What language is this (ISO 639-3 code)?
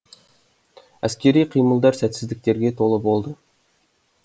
kaz